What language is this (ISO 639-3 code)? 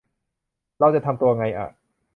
tha